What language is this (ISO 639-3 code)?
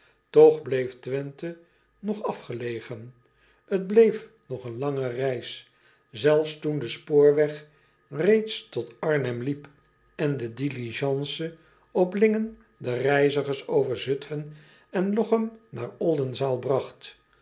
nld